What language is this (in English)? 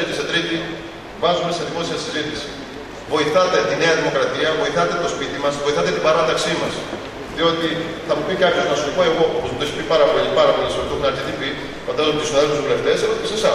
Greek